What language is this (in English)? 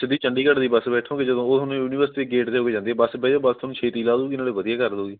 Punjabi